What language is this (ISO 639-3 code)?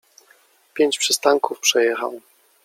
pol